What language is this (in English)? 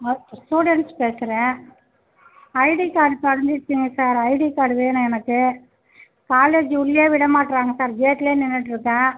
Tamil